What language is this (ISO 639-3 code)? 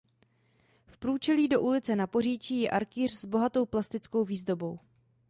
ces